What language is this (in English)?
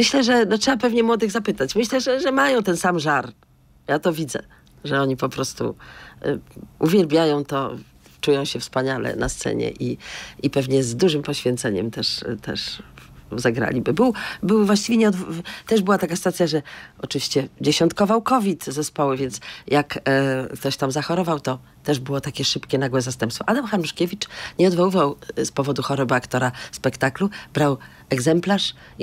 Polish